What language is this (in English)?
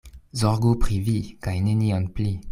Esperanto